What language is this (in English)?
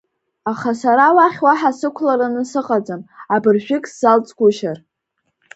Abkhazian